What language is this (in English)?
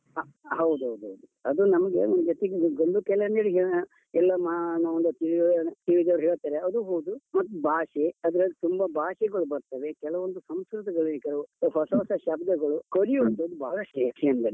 Kannada